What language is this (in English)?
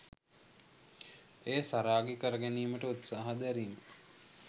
Sinhala